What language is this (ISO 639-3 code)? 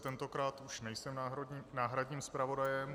ces